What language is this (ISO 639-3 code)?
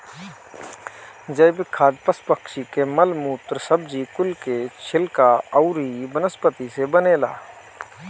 bho